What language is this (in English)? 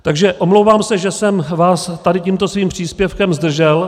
Czech